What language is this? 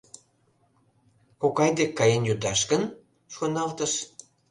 Mari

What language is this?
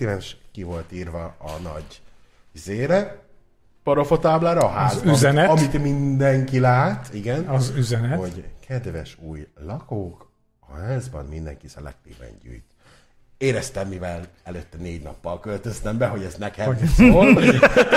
Hungarian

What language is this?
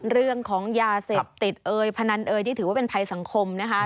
Thai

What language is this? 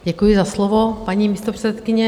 Czech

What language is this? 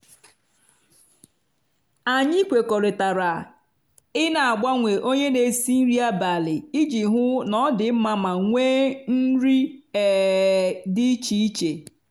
Igbo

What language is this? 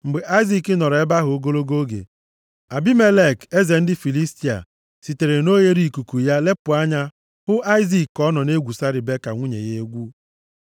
Igbo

